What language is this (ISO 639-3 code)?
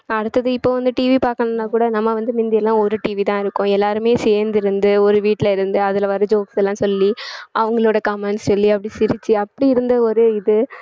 tam